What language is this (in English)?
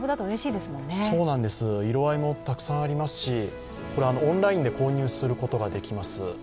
Japanese